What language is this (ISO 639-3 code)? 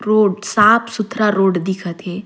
sgj